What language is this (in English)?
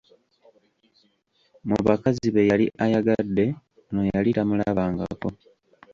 Ganda